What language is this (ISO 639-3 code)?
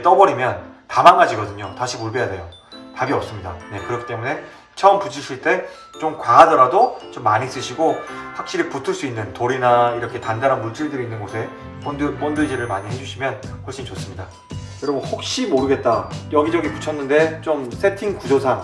kor